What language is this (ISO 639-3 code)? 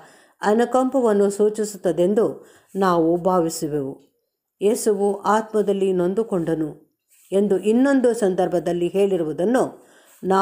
ell